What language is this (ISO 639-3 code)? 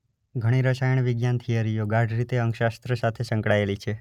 guj